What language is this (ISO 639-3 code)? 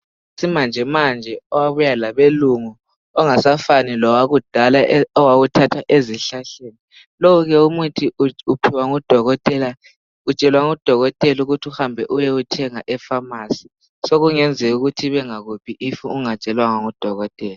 nde